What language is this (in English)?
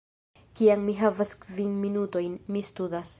Esperanto